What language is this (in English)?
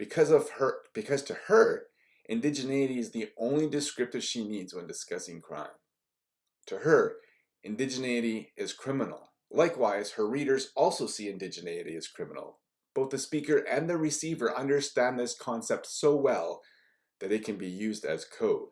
English